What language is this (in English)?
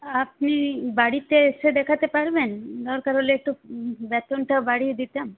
Bangla